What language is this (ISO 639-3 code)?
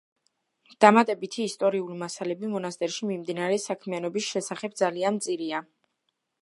kat